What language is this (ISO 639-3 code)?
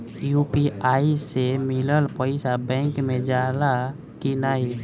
bho